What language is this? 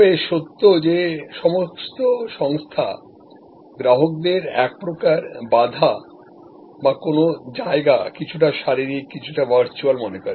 Bangla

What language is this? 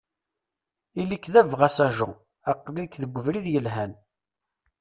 Kabyle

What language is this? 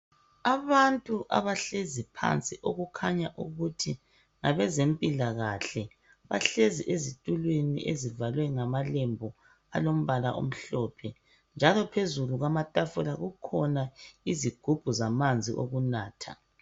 North Ndebele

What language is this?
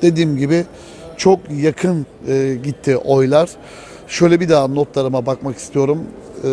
Turkish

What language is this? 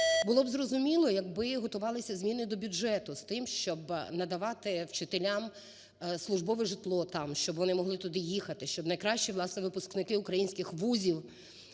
Ukrainian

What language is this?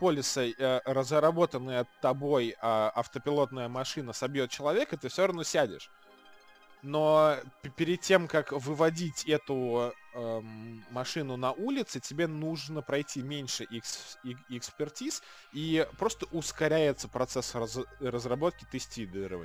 Russian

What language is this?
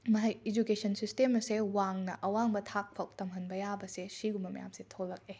Manipuri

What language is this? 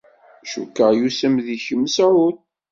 Kabyle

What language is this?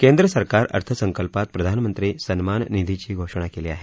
Marathi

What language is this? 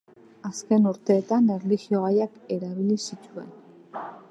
Basque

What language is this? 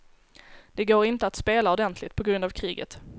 Swedish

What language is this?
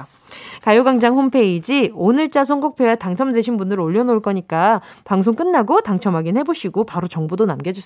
Korean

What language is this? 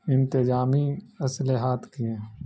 Urdu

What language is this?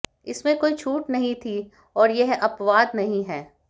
Hindi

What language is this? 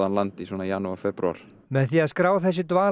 Icelandic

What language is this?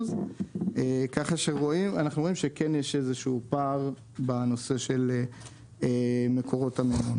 Hebrew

